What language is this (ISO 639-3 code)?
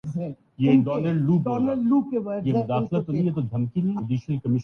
urd